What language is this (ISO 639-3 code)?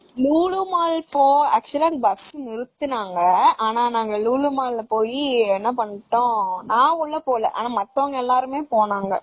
tam